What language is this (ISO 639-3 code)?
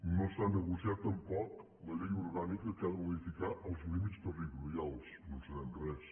cat